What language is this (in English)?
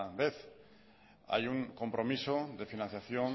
Spanish